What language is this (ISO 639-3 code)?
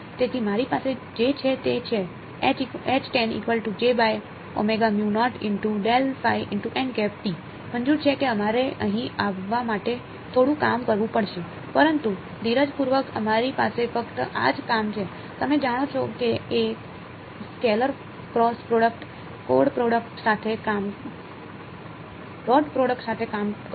guj